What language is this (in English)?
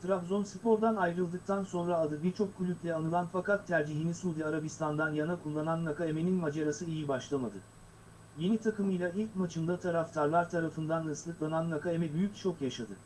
Turkish